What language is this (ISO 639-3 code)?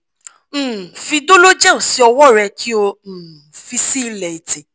yor